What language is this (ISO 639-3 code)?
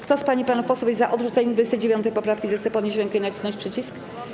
pol